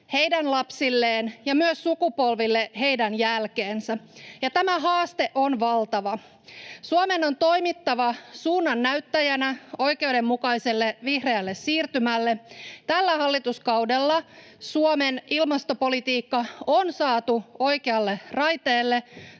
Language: Finnish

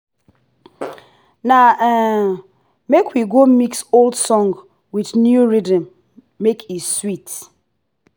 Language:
Nigerian Pidgin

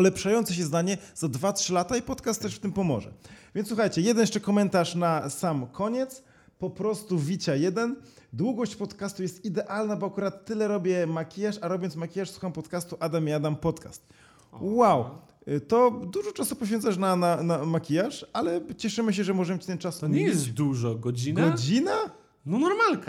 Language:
Polish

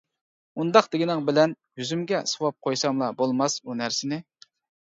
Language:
Uyghur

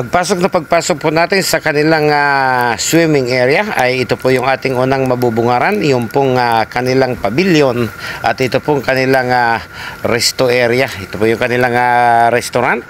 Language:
Filipino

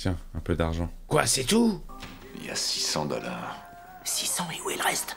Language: French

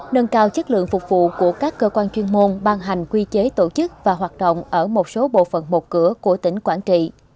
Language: Vietnamese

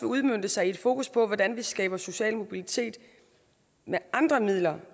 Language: Danish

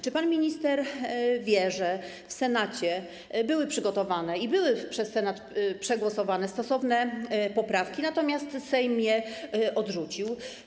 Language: Polish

